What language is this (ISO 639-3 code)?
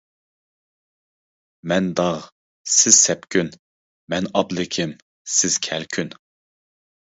uig